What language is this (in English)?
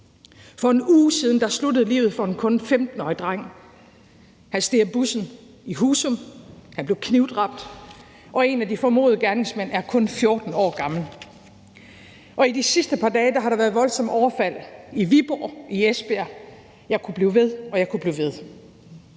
Danish